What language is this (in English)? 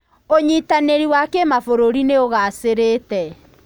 Kikuyu